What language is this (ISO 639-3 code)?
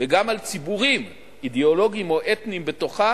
heb